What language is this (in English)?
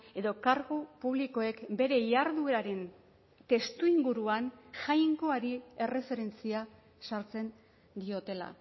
Basque